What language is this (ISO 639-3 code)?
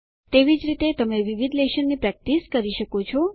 guj